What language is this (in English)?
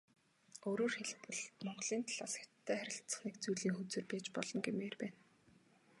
Mongolian